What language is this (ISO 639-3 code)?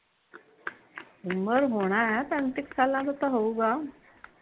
pan